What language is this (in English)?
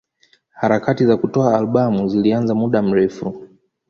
Swahili